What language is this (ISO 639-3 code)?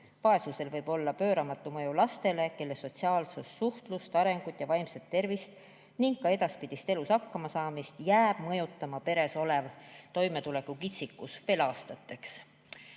est